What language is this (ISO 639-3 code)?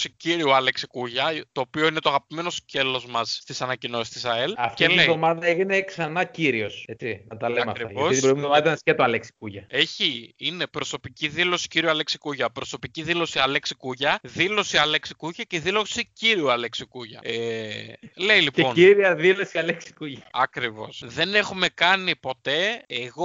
ell